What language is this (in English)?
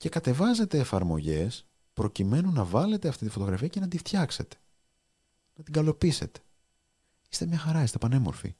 Greek